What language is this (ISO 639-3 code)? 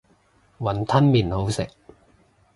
yue